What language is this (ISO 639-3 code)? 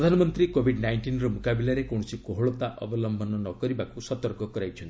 ori